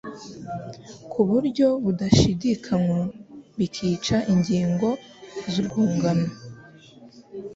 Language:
Kinyarwanda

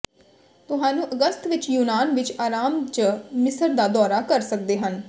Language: Punjabi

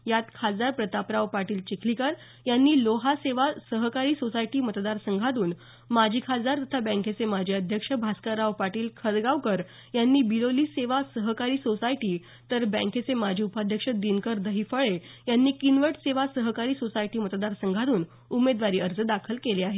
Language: Marathi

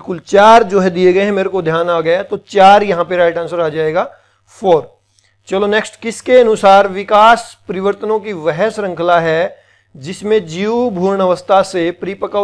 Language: Hindi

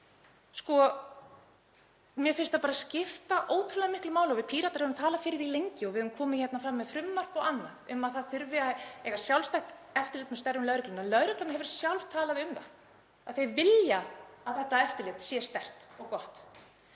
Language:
Icelandic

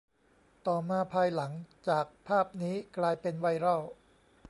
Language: Thai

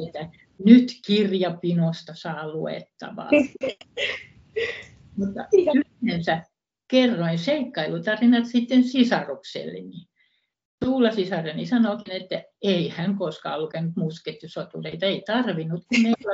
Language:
Finnish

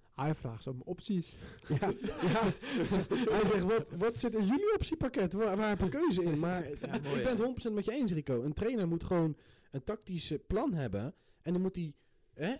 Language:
Dutch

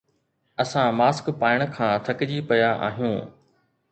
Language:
Sindhi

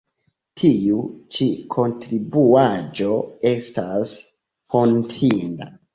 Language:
Esperanto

